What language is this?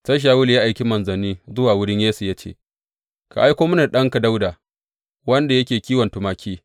Hausa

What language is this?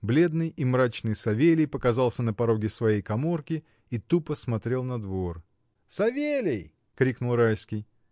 Russian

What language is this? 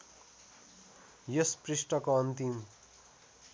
Nepali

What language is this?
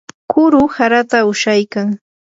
Yanahuanca Pasco Quechua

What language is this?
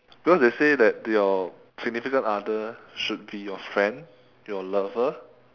English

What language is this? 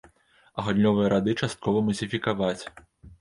Belarusian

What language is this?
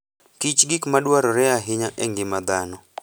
Luo (Kenya and Tanzania)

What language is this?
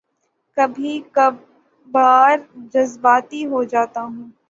Urdu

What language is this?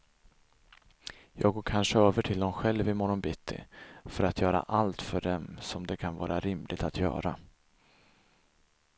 Swedish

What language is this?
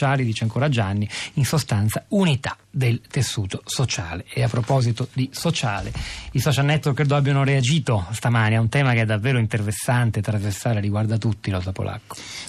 Italian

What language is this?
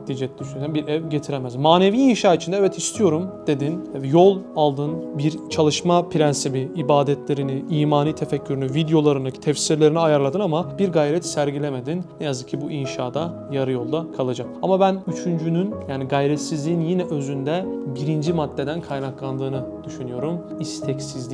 Turkish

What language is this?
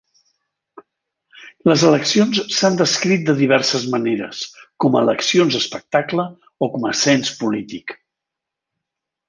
Catalan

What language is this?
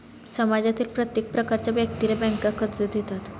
Marathi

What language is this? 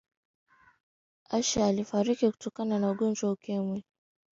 Swahili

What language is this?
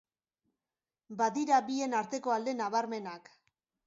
Basque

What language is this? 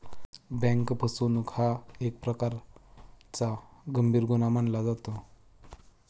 Marathi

